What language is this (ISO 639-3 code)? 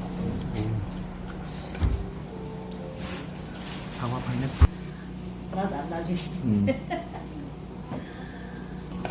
kor